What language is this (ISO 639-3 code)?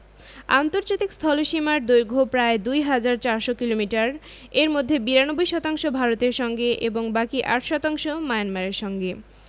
ben